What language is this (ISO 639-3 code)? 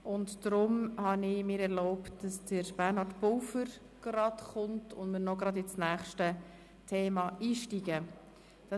gsw